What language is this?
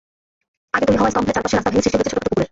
Bangla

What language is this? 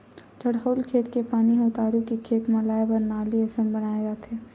Chhattisgarhi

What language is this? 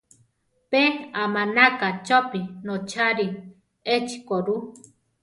Central Tarahumara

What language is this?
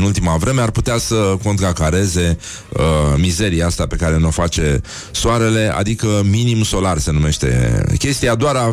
Romanian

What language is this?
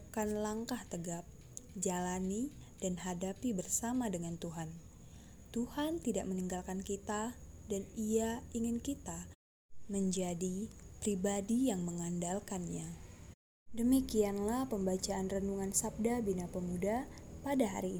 Indonesian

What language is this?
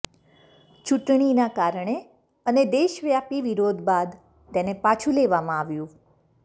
Gujarati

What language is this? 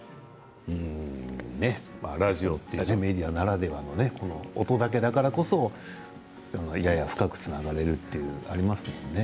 Japanese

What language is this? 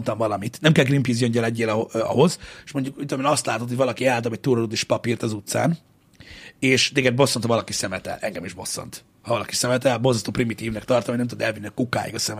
Hungarian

